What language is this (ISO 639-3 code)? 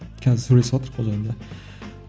kaz